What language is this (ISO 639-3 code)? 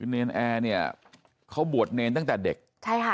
tha